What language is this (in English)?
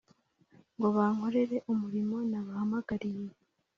Kinyarwanda